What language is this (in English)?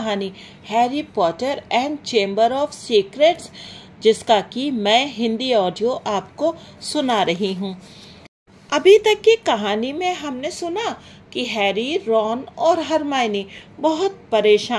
Hindi